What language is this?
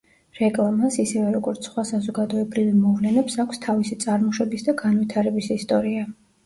Georgian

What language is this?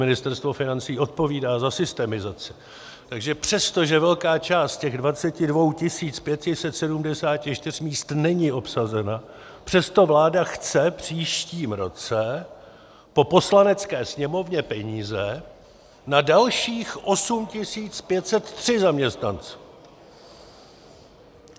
Czech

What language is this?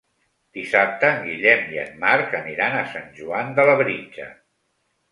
Catalan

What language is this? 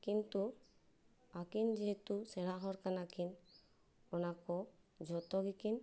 Santali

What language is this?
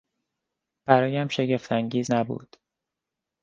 Persian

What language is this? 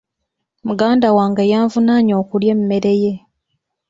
Ganda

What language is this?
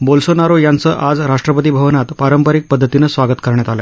Marathi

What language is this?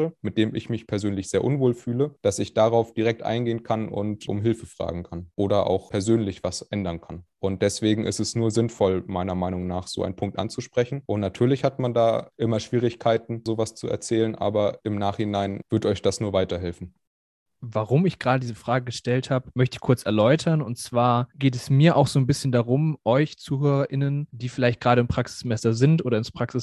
German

